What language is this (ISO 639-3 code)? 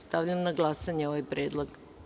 srp